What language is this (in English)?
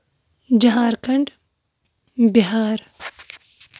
Kashmiri